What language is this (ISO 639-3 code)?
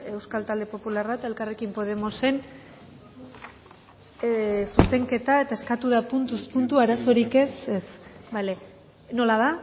eus